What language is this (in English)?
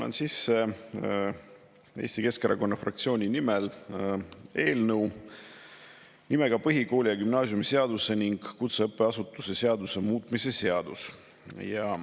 Estonian